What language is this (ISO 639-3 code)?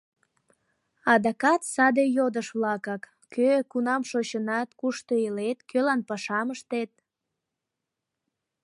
chm